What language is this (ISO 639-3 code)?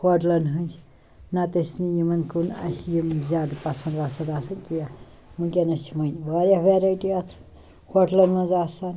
kas